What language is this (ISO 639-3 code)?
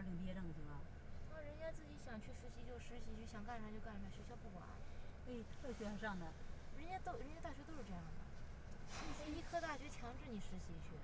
zho